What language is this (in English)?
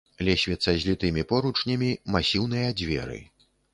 Belarusian